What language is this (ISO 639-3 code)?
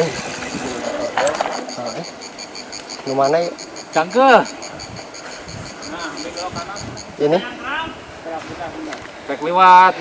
ind